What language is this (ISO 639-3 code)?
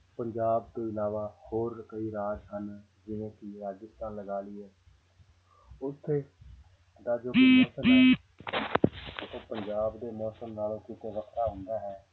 pan